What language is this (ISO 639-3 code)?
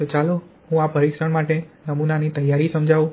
guj